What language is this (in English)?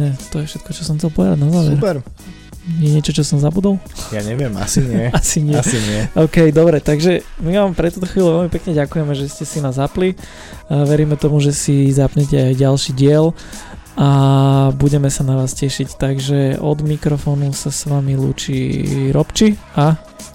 Slovak